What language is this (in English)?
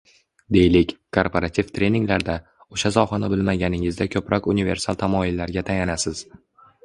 Uzbek